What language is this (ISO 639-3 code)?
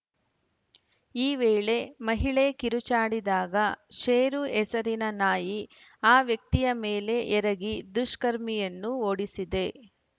kan